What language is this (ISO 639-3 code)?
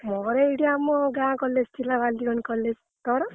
ori